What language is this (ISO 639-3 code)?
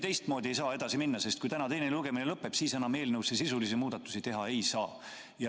est